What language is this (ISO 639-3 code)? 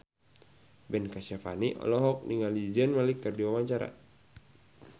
sun